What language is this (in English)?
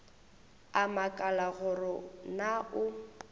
Northern Sotho